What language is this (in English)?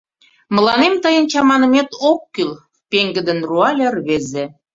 Mari